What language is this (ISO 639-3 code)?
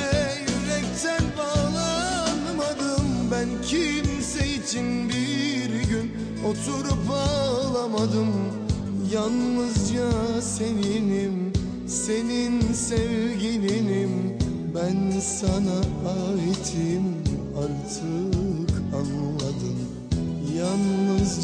tur